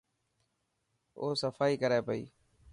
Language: Dhatki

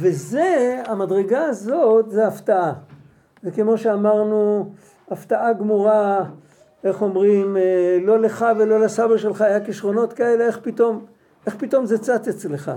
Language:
Hebrew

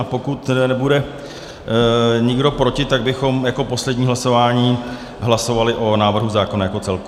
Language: Czech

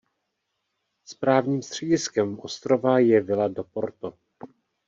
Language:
Czech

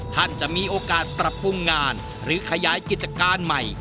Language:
Thai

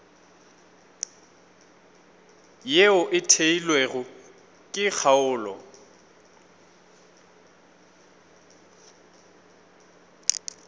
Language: Northern Sotho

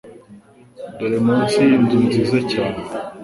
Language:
Kinyarwanda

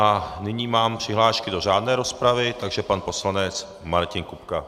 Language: Czech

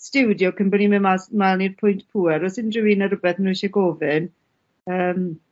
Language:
Welsh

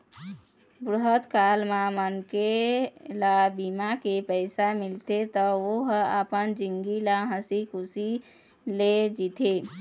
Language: Chhattisgarhi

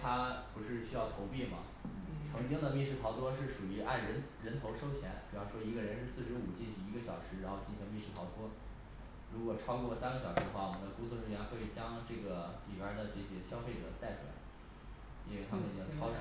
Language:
Chinese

